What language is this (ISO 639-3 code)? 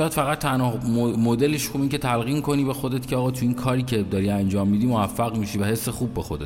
fas